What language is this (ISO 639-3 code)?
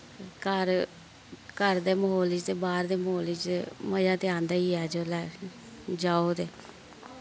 doi